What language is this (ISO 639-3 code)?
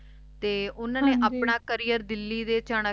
pan